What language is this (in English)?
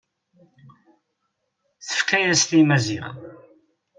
Kabyle